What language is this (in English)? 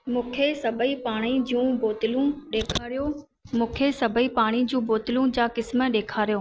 Sindhi